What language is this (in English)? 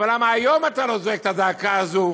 Hebrew